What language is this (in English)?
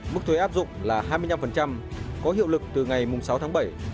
Vietnamese